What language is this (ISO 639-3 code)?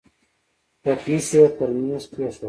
pus